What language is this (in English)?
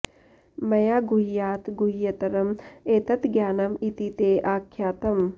Sanskrit